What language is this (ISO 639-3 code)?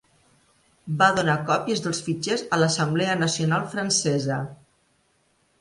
cat